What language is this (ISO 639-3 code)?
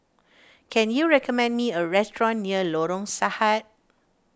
eng